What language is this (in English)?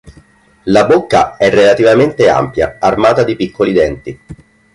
Italian